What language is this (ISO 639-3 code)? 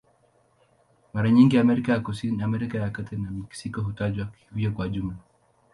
swa